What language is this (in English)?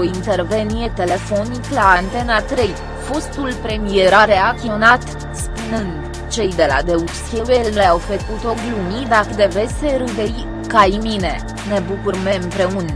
Romanian